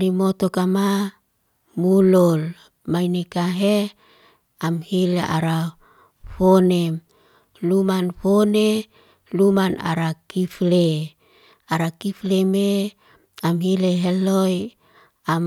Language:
Liana-Seti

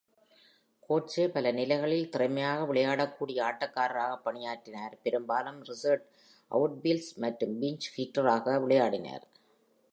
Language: Tamil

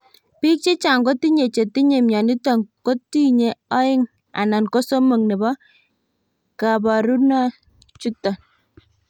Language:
Kalenjin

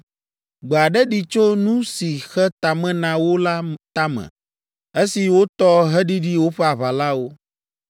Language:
Ewe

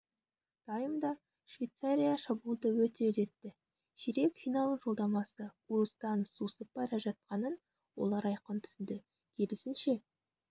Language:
Kazakh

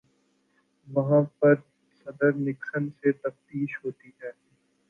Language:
Urdu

